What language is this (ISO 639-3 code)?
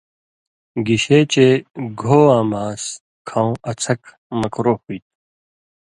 mvy